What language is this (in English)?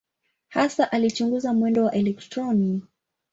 Swahili